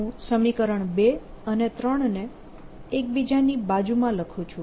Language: Gujarati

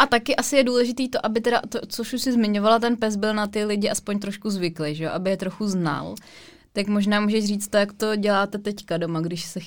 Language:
Czech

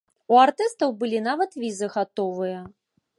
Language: Belarusian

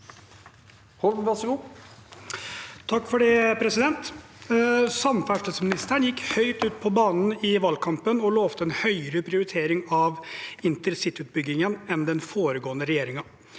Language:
Norwegian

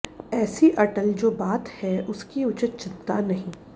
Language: Sanskrit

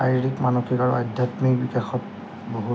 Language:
Assamese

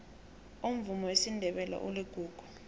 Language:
South Ndebele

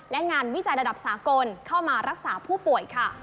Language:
Thai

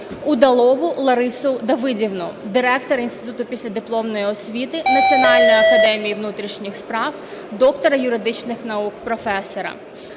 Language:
Ukrainian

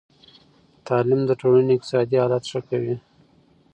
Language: Pashto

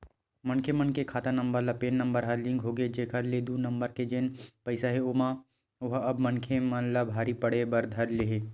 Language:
Chhattisgarhi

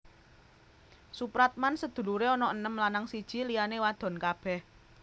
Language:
Javanese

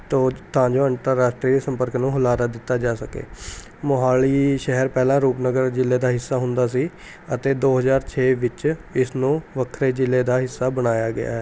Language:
Punjabi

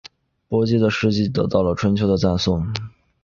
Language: Chinese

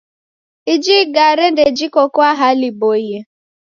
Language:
Taita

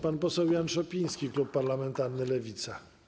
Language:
Polish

